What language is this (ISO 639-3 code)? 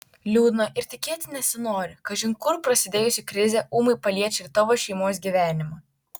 lit